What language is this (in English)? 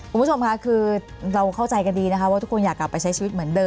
Thai